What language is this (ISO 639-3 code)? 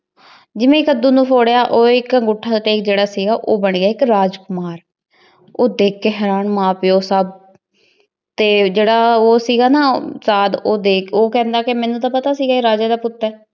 pan